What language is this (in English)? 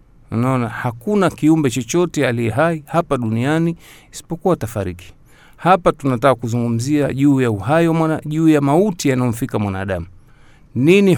Swahili